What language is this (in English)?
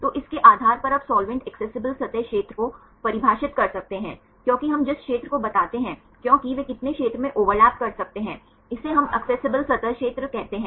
Hindi